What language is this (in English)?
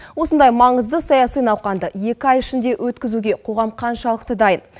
Kazakh